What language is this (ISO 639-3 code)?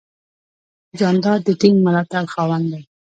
pus